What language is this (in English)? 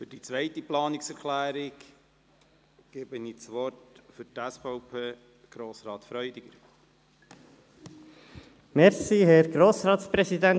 Swiss German